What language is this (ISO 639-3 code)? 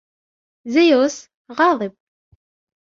ara